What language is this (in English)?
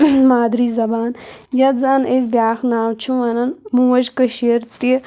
Kashmiri